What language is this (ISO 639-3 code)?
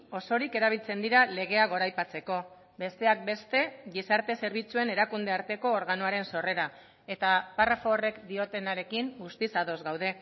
eus